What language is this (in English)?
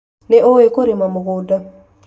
Kikuyu